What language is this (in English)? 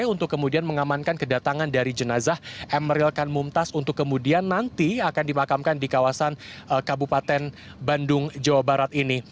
Indonesian